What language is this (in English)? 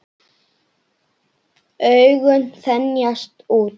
Icelandic